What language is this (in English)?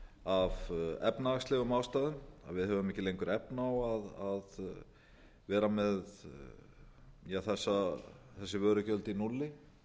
Icelandic